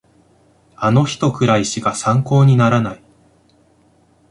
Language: Japanese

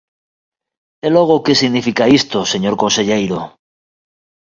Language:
Galician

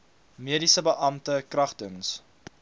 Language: Afrikaans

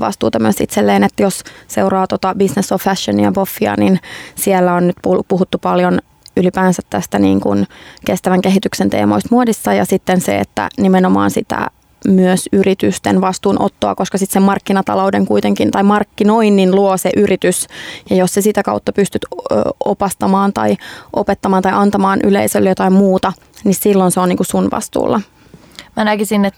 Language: Finnish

